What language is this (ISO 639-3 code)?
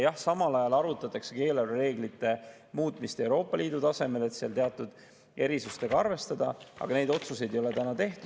est